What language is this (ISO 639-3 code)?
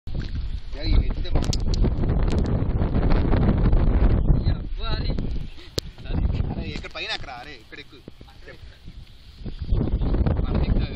tam